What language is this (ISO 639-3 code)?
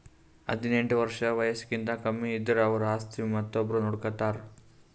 kan